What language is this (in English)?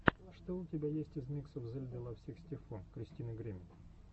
Russian